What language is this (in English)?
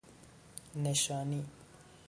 Persian